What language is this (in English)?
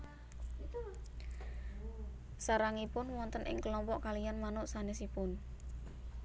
Javanese